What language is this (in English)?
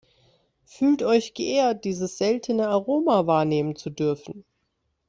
German